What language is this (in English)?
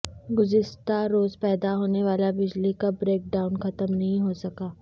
Urdu